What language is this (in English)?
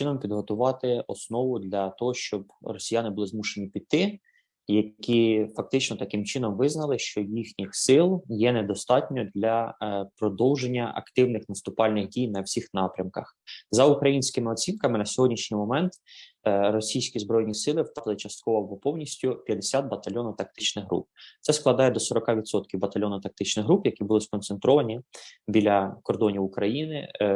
Ukrainian